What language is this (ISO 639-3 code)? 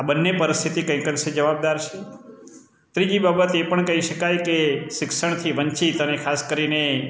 guj